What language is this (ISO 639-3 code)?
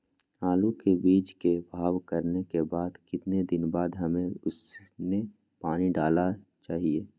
mag